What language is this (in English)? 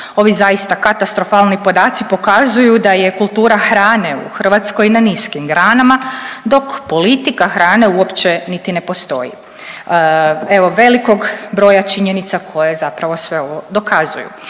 Croatian